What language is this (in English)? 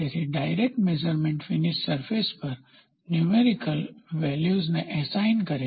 Gujarati